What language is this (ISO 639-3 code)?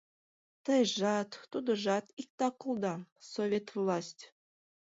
chm